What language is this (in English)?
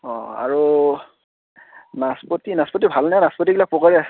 Assamese